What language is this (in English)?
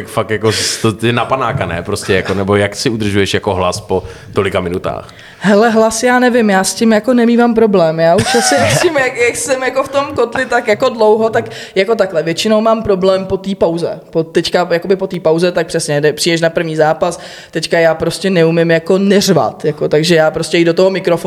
Czech